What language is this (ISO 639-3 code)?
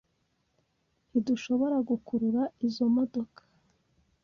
kin